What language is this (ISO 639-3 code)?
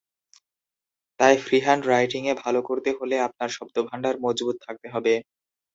ben